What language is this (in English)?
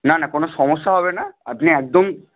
Bangla